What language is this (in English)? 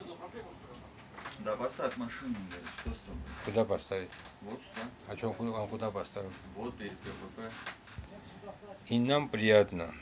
Russian